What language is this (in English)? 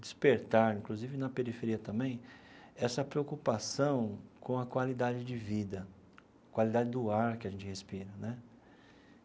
Portuguese